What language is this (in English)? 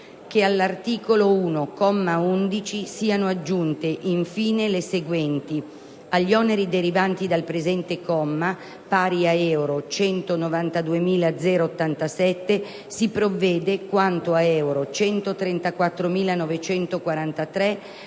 Italian